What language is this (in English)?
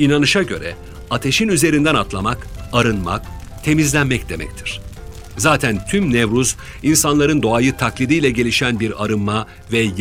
Turkish